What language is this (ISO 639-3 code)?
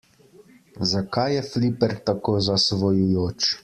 slv